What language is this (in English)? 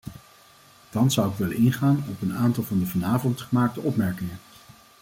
Dutch